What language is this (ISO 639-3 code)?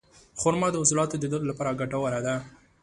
pus